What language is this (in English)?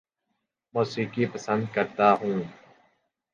Urdu